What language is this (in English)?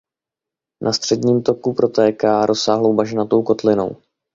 Czech